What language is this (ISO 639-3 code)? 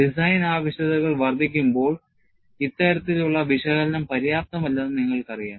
mal